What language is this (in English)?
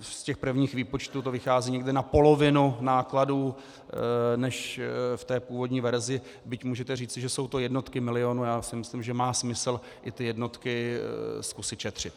Czech